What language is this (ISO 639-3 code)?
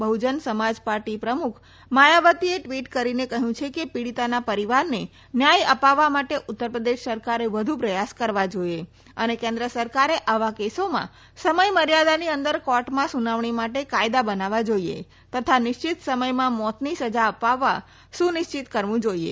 guj